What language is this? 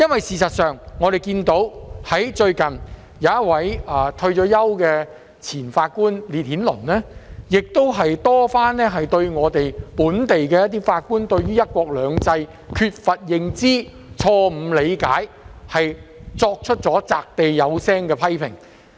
Cantonese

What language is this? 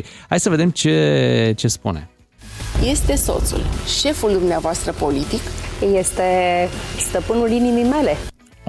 Romanian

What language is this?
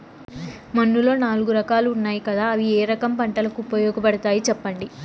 Telugu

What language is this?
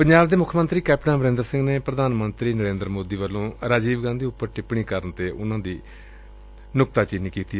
Punjabi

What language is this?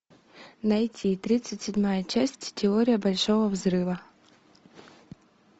Russian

